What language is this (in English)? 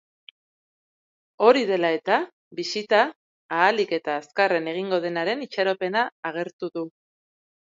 Basque